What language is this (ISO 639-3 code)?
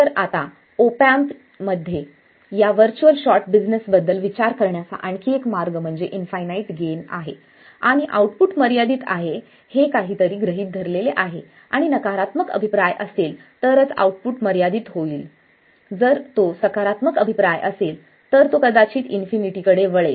mar